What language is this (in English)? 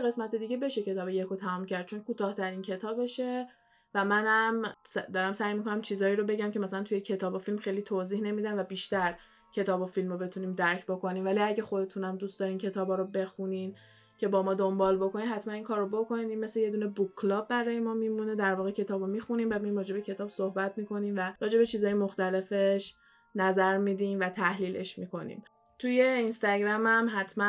Persian